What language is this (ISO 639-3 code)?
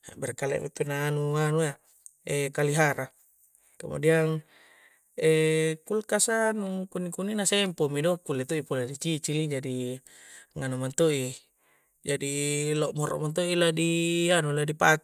kjc